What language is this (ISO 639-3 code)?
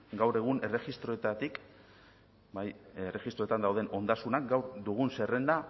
eus